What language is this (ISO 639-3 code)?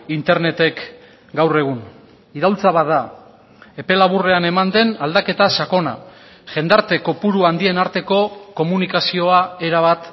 eus